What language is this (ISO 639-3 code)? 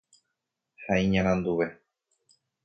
grn